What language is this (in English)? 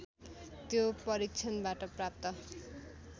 Nepali